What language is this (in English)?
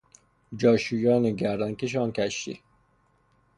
Persian